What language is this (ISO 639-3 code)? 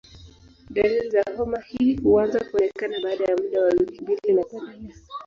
swa